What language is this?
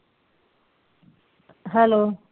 Punjabi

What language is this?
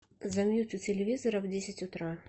Russian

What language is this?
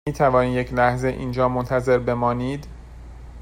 Persian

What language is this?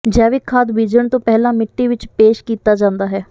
Punjabi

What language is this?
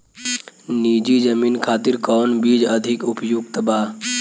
Bhojpuri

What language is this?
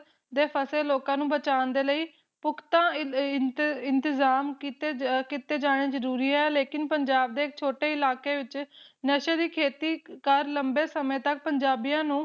Punjabi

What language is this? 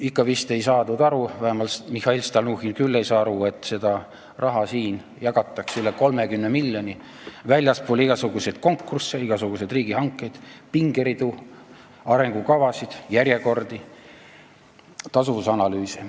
Estonian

